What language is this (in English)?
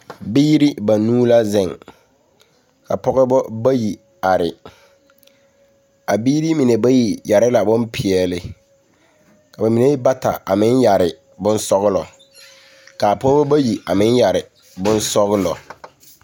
Southern Dagaare